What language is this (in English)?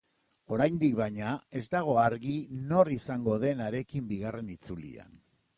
Basque